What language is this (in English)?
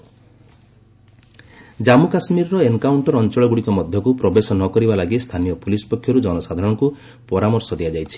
Odia